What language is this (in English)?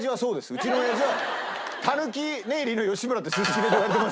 Japanese